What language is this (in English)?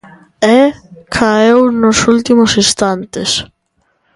Galician